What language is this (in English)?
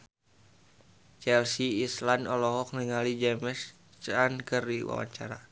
Sundanese